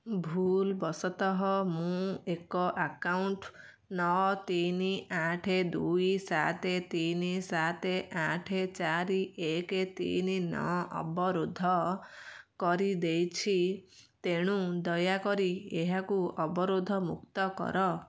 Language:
Odia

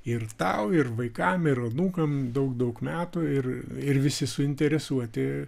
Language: Lithuanian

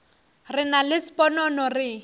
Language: Northern Sotho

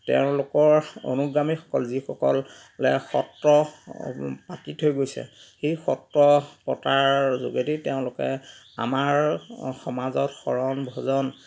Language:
Assamese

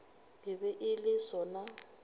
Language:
Northern Sotho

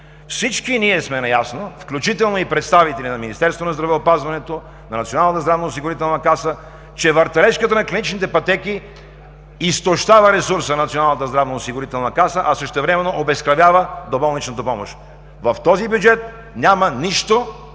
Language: Bulgarian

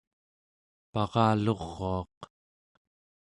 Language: Central Yupik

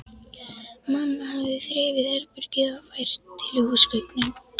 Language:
Icelandic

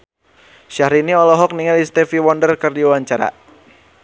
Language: Sundanese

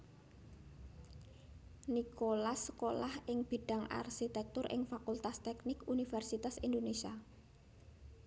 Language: Javanese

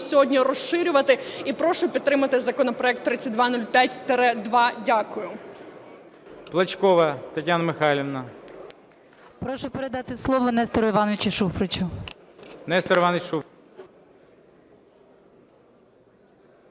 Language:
Ukrainian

